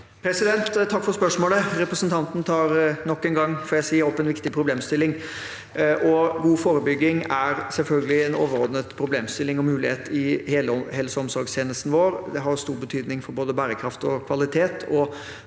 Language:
Norwegian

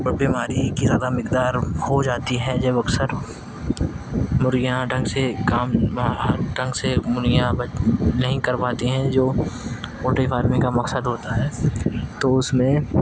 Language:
Urdu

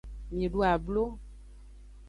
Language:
Aja (Benin)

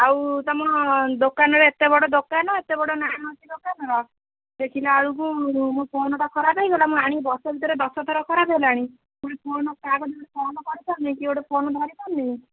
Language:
Odia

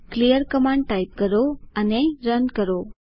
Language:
Gujarati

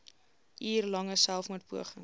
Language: Afrikaans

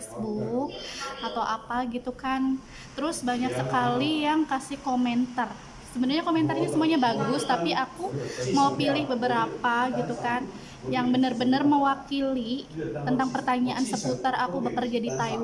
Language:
Indonesian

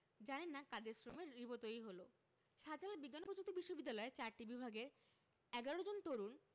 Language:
Bangla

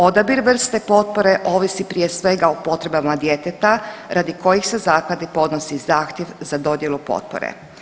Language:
Croatian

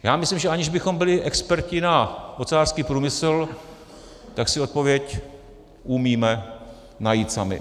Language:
Czech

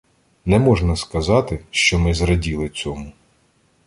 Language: Ukrainian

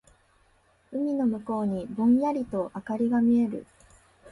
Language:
Japanese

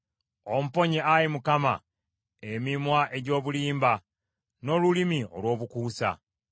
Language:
Ganda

